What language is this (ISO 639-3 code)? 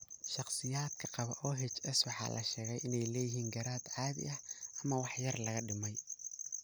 som